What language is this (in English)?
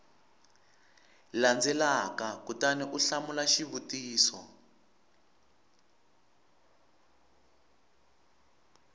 Tsonga